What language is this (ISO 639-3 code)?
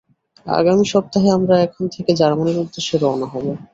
ben